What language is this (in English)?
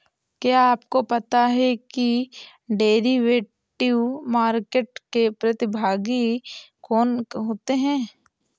Hindi